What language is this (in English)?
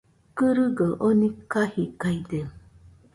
Nüpode Huitoto